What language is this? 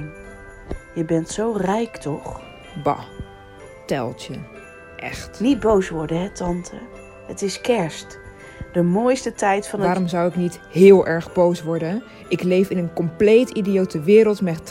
Dutch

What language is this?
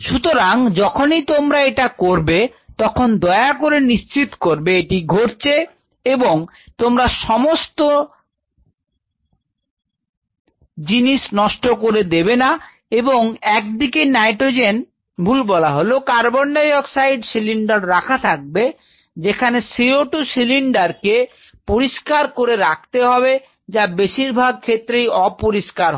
Bangla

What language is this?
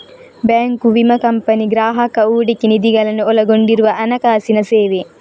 Kannada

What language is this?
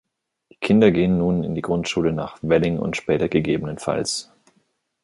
German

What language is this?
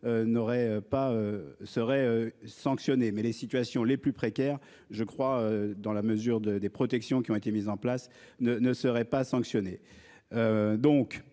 French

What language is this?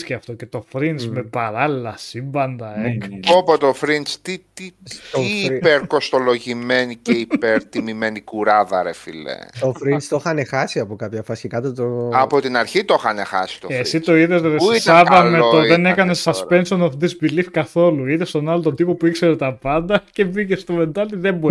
Greek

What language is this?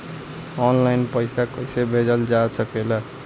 Bhojpuri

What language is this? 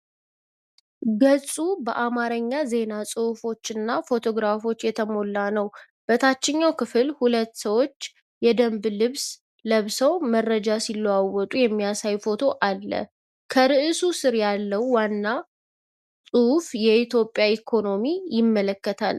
Amharic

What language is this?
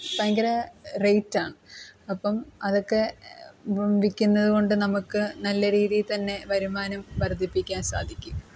Malayalam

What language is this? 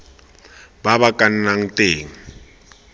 Tswana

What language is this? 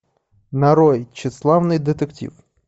Russian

